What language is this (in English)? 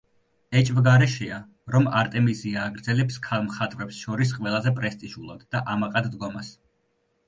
Georgian